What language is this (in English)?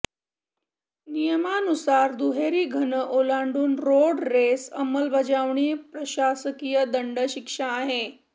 Marathi